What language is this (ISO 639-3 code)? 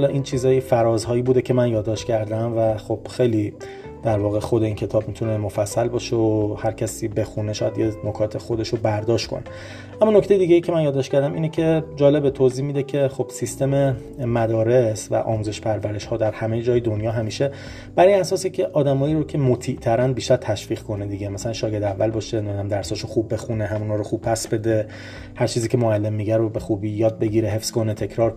fas